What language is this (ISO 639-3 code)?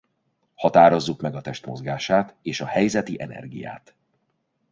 hun